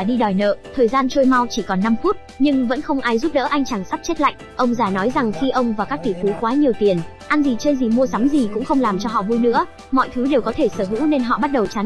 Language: Vietnamese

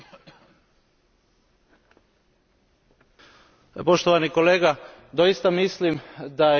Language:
Croatian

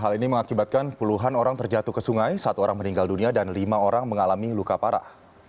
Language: Indonesian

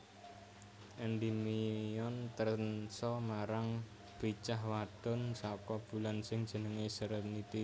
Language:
Javanese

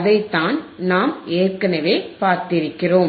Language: Tamil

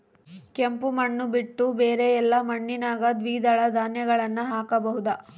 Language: Kannada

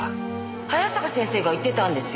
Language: Japanese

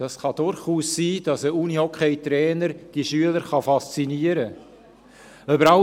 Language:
Swiss German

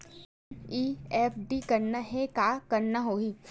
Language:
Chhattisgarhi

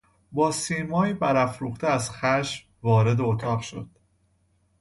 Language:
Persian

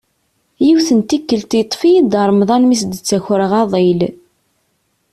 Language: Kabyle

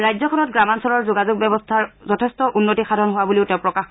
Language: Assamese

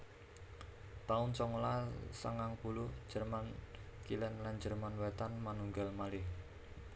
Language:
Javanese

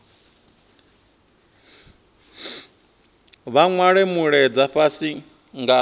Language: Venda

